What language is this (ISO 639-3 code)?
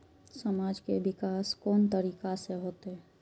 mai